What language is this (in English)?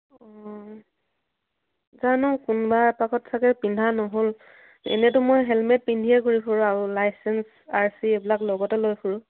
Assamese